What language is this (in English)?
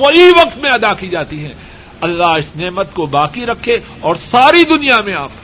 Urdu